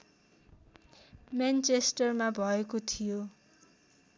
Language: Nepali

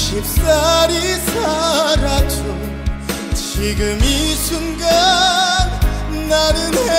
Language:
Korean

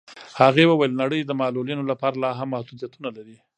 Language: Pashto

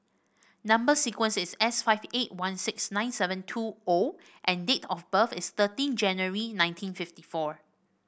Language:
English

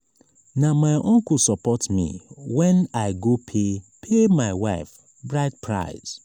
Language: Nigerian Pidgin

